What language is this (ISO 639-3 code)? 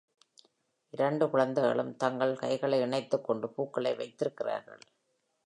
tam